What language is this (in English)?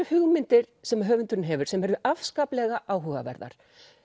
Icelandic